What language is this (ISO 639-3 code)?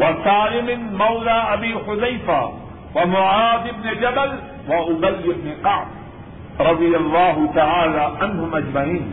urd